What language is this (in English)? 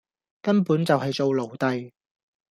Cantonese